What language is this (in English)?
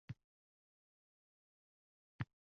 Uzbek